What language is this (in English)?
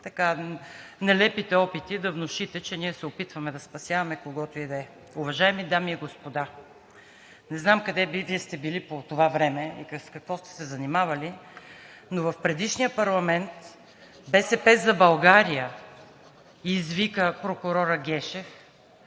Bulgarian